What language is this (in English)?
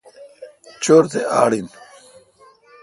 Kalkoti